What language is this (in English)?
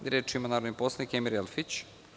Serbian